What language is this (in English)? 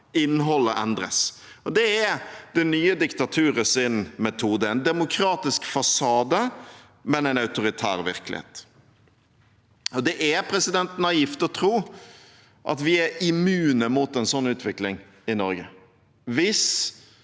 Norwegian